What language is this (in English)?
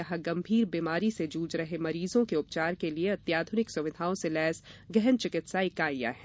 Hindi